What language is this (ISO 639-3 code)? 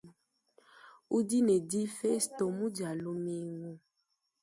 lua